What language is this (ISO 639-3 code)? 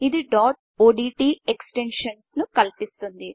tel